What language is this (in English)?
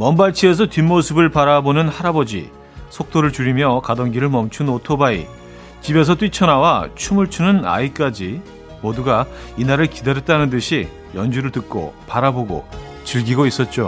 Korean